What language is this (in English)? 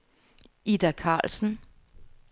Danish